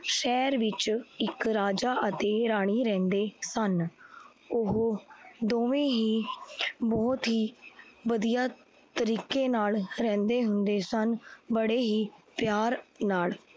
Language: Punjabi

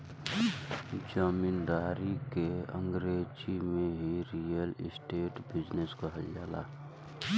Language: Bhojpuri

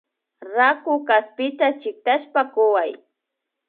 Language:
Imbabura Highland Quichua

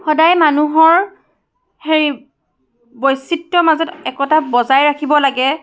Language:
Assamese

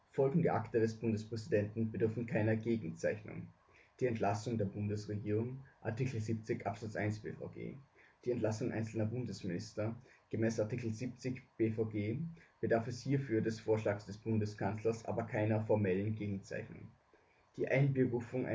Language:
German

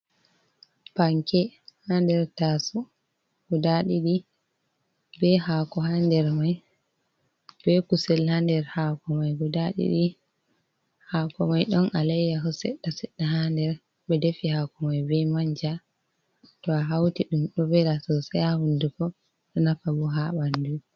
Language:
Fula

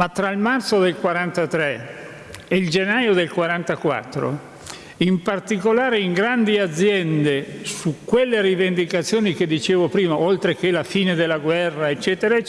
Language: Italian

